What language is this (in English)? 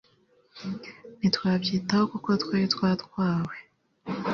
Kinyarwanda